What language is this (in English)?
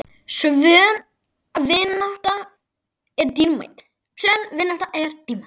Icelandic